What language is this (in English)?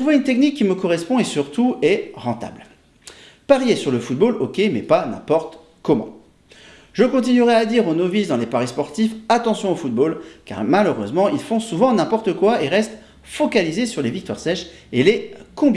French